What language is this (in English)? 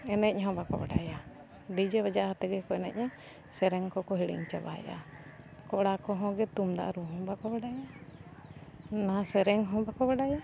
Santali